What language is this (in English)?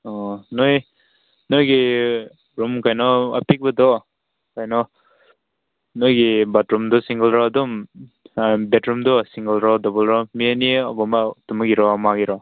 Manipuri